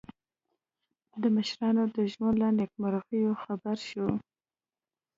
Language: Pashto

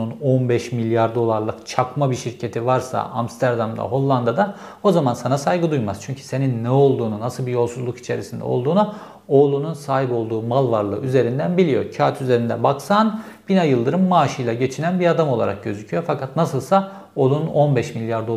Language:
Turkish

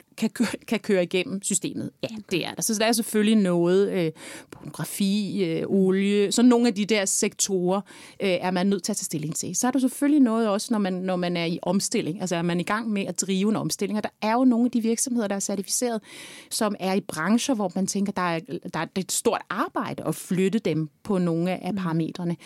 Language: Danish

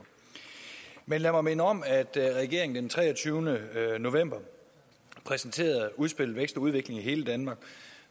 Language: Danish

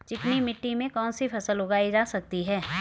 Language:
Hindi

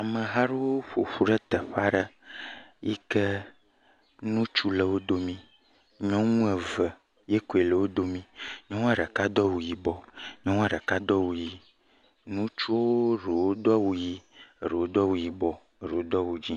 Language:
Ewe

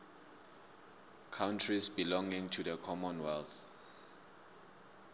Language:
South Ndebele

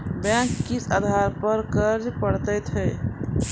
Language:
Maithili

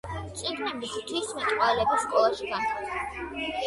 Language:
Georgian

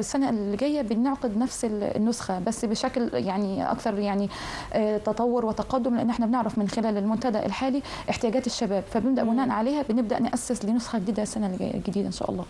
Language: Arabic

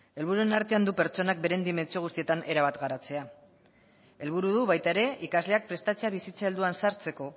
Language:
Basque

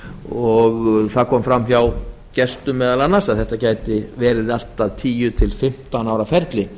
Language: Icelandic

